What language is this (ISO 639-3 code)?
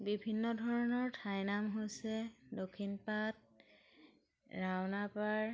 asm